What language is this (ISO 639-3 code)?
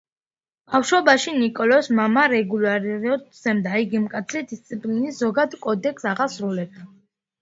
kat